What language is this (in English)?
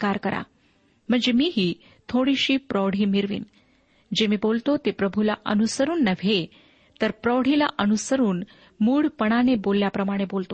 Marathi